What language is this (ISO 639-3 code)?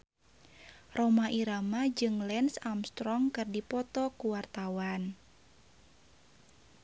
sun